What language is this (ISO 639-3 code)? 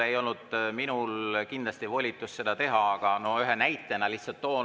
est